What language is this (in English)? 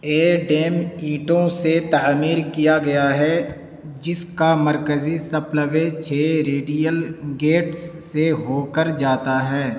Urdu